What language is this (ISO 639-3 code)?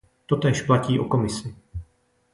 ces